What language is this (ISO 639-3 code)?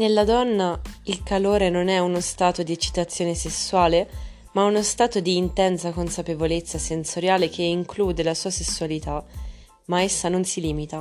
ita